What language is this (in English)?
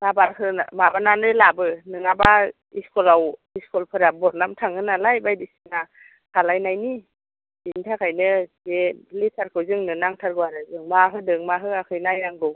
Bodo